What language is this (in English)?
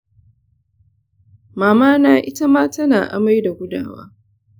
Hausa